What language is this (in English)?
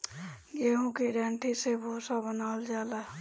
Bhojpuri